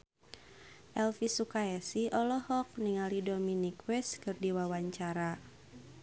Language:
Sundanese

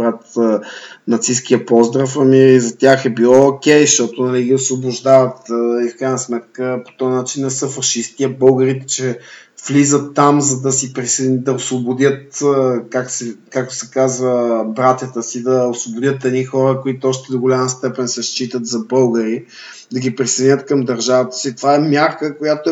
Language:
Bulgarian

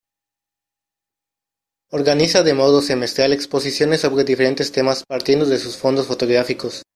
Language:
Spanish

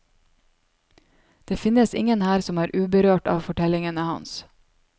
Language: Norwegian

